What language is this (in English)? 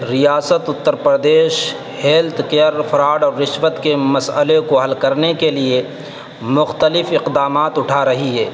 Urdu